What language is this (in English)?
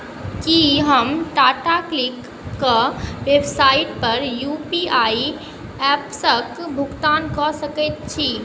Maithili